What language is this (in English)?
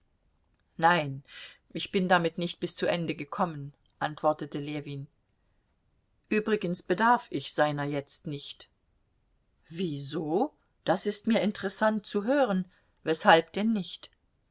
German